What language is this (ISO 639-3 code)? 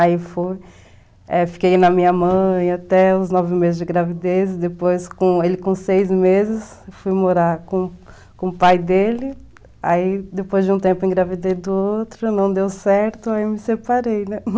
por